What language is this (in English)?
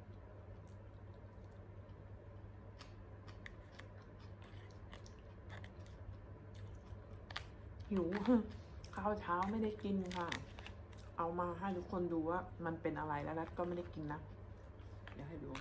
Thai